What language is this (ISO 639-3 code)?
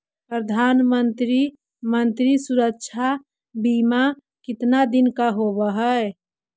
mag